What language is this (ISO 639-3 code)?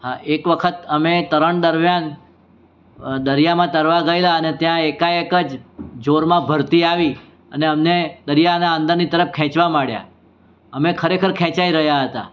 guj